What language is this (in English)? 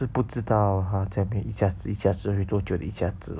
English